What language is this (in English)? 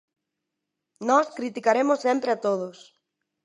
Galician